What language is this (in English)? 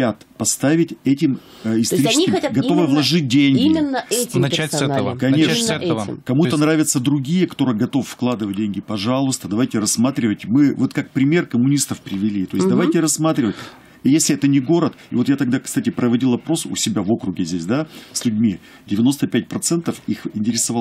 Russian